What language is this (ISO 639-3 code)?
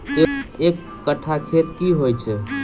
mai